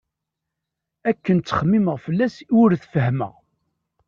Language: Kabyle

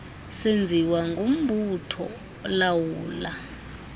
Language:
Xhosa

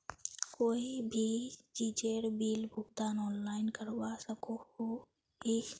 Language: Magahi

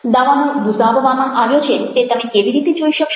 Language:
Gujarati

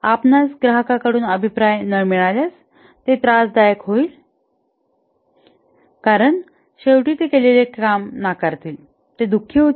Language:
Marathi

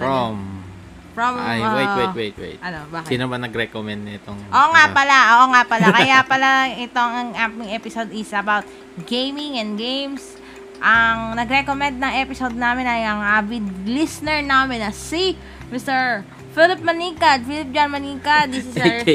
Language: Filipino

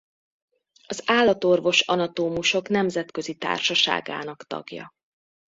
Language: Hungarian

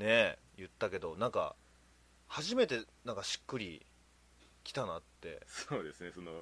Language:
Japanese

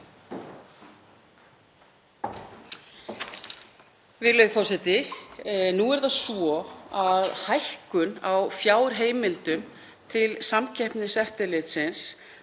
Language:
Icelandic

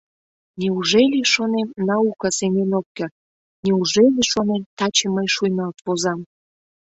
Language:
Mari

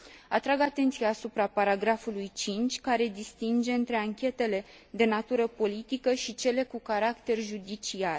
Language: Romanian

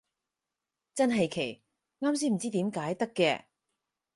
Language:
Cantonese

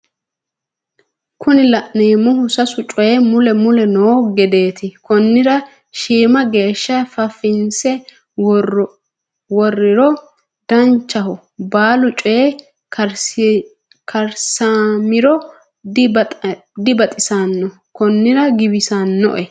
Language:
Sidamo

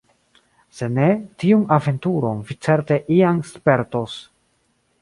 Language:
Esperanto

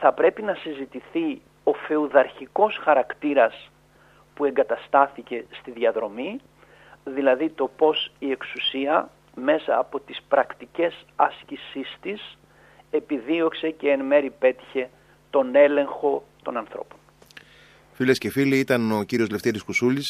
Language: Greek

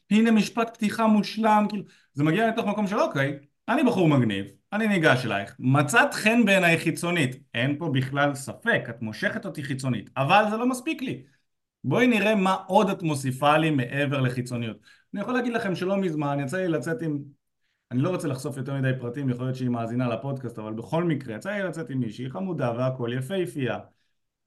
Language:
Hebrew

